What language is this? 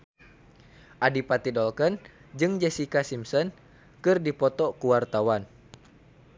Sundanese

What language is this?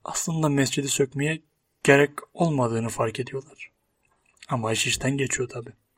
Turkish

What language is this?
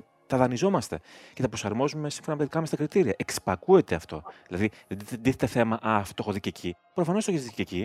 Greek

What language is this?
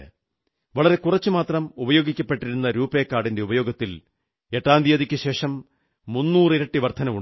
Malayalam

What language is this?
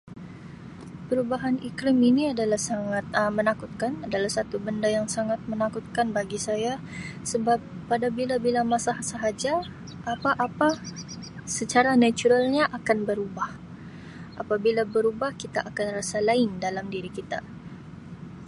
Sabah Malay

